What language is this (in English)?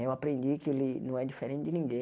Portuguese